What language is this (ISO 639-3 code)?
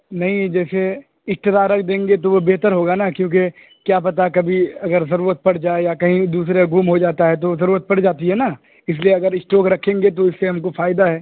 urd